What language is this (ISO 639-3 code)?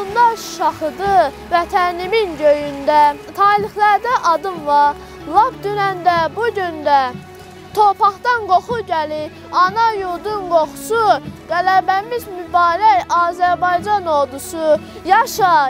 tur